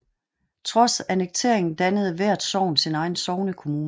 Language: Danish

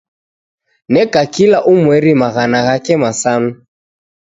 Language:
Taita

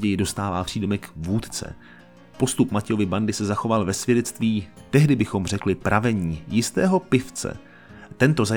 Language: Czech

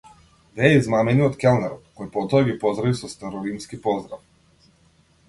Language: Macedonian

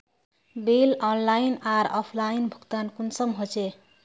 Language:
Magahi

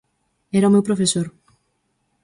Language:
Galician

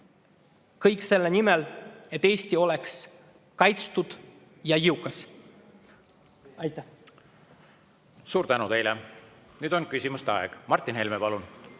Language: Estonian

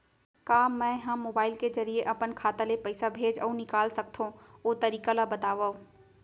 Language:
Chhattisgarhi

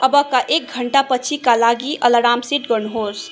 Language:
Nepali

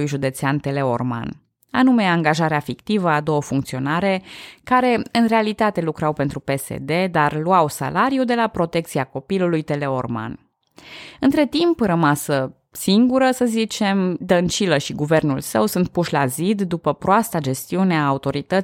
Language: Romanian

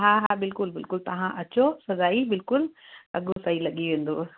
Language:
Sindhi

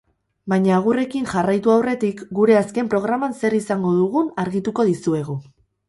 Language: Basque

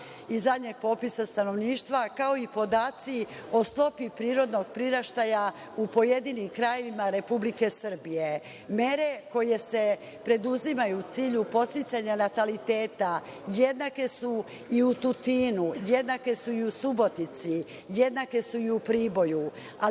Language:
Serbian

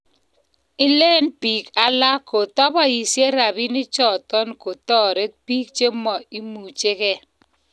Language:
Kalenjin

